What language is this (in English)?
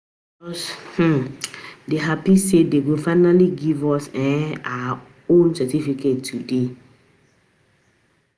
Nigerian Pidgin